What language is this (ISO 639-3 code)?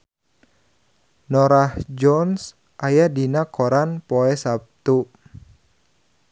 sun